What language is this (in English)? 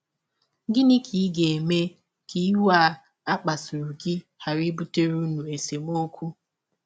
Igbo